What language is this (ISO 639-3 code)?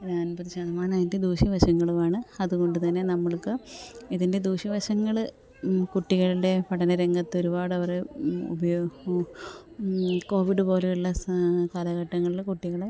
mal